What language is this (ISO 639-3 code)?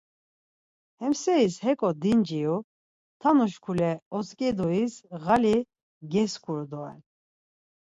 lzz